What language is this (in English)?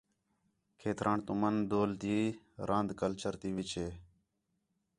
Khetrani